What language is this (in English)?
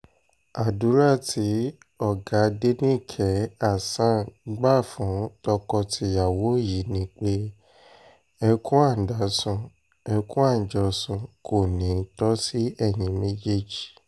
Yoruba